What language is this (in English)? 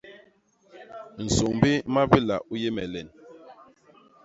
Basaa